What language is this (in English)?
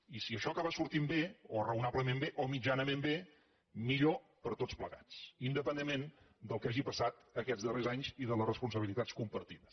Catalan